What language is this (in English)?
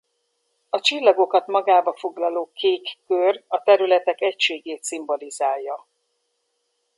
Hungarian